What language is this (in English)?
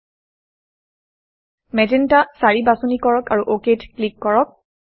Assamese